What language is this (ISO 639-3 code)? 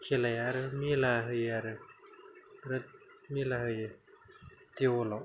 brx